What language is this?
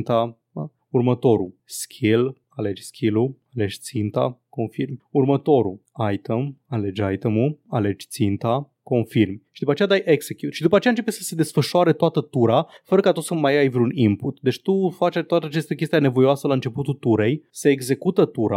Romanian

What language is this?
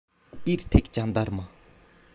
Turkish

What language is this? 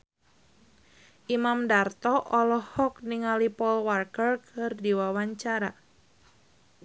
Sundanese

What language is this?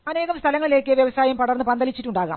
Malayalam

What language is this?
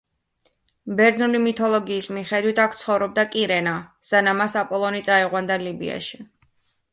Georgian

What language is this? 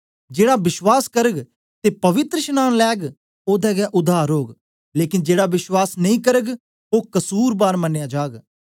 Dogri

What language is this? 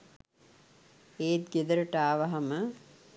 Sinhala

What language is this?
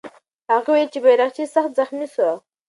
Pashto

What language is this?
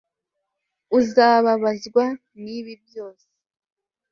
Kinyarwanda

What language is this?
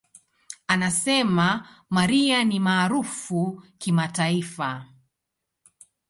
Swahili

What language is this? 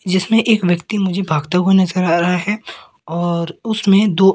Hindi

